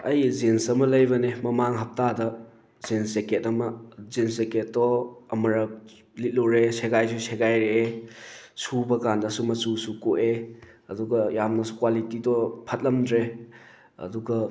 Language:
Manipuri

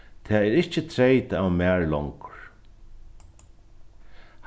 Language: Faroese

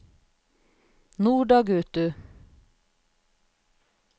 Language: Norwegian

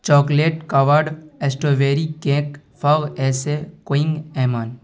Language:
Urdu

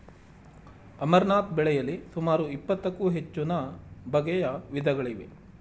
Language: Kannada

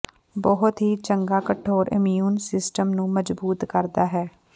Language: Punjabi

